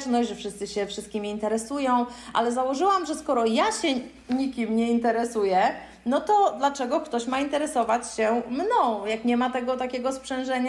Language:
Polish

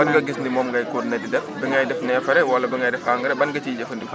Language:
Wolof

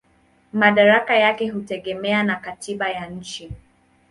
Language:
Swahili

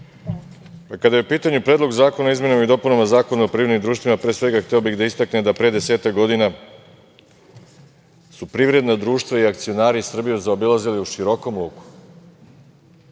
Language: Serbian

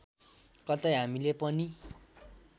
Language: Nepali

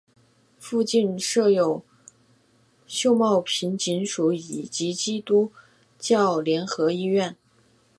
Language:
Chinese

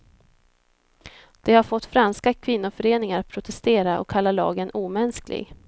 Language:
Swedish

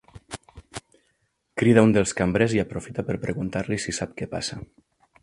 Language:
Catalan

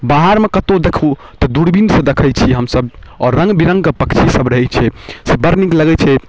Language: Maithili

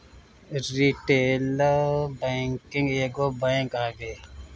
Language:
Bhojpuri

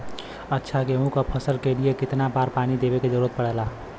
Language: Bhojpuri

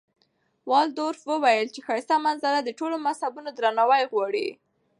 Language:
Pashto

